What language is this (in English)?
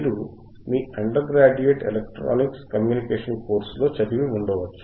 Telugu